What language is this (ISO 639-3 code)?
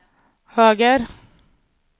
swe